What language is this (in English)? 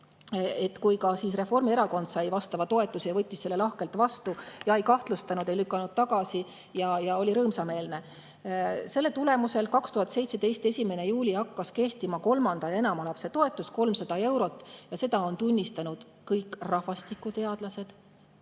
Estonian